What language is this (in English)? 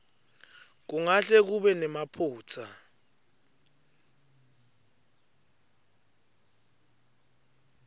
Swati